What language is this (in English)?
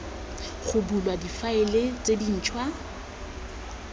Tswana